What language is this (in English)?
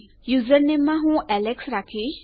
Gujarati